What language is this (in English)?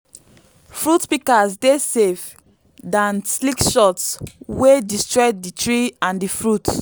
Nigerian Pidgin